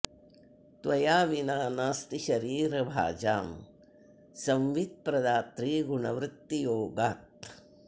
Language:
Sanskrit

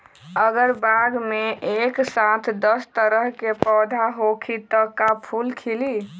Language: Magahi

